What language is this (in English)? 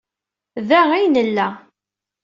Kabyle